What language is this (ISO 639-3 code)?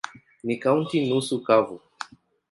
swa